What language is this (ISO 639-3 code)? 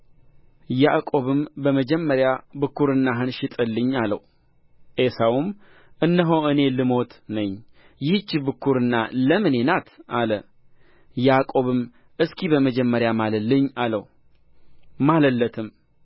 amh